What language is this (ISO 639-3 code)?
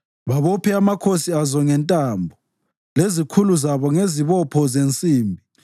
nde